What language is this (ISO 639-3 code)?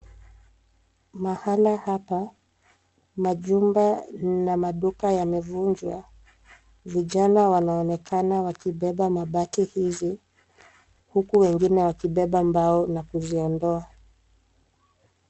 swa